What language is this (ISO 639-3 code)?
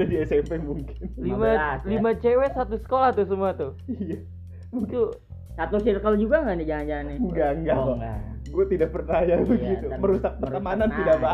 ind